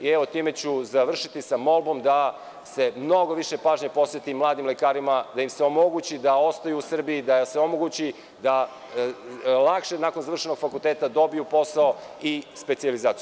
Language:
Serbian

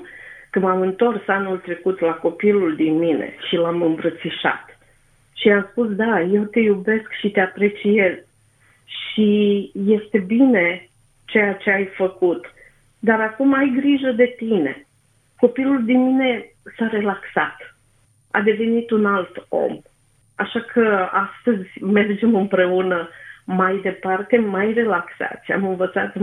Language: Romanian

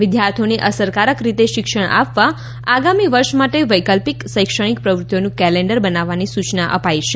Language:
Gujarati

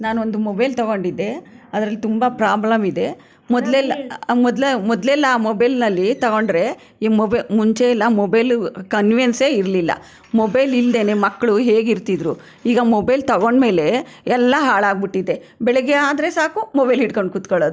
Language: Kannada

